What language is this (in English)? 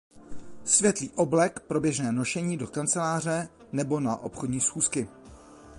Czech